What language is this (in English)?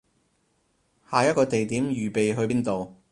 Cantonese